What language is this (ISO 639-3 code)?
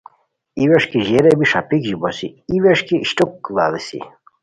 khw